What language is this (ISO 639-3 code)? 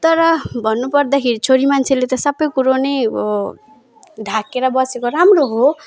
nep